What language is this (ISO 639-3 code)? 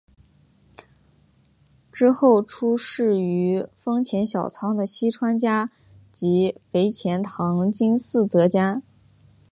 zho